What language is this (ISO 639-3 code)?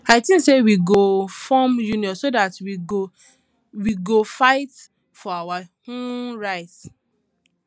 pcm